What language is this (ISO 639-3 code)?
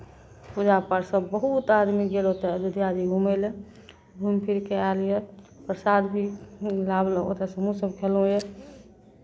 mai